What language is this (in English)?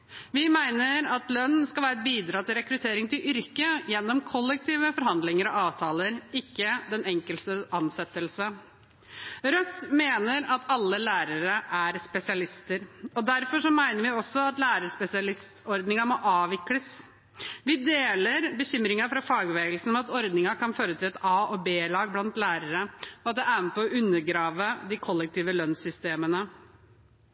Norwegian Bokmål